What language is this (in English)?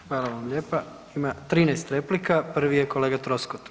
Croatian